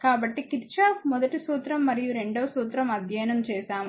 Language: Telugu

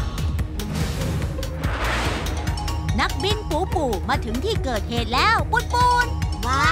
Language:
Thai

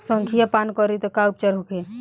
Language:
Bhojpuri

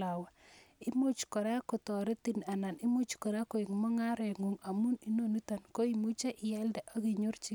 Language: Kalenjin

